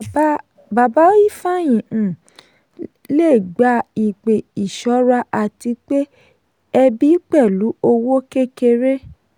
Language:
Yoruba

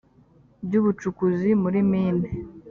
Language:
Kinyarwanda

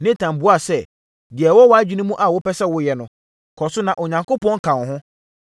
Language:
Akan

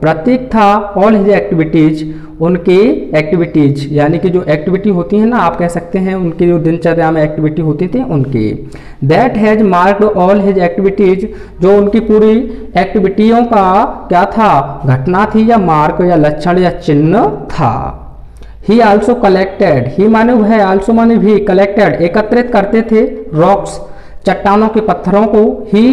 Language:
Hindi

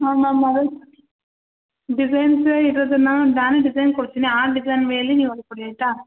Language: Kannada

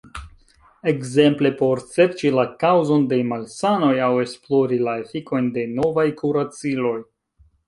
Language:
Esperanto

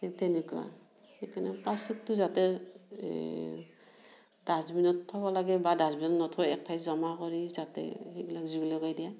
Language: Assamese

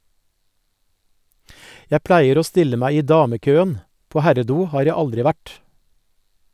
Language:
Norwegian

